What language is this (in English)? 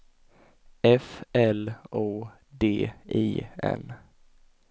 Swedish